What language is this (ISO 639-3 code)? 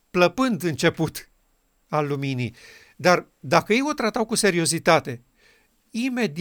ron